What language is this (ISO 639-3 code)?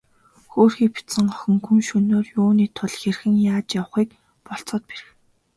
mon